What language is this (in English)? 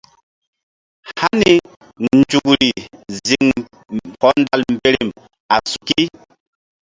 Mbum